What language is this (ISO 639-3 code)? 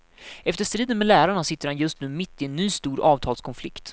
swe